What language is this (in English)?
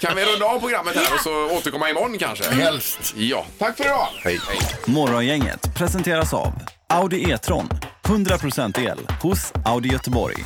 Swedish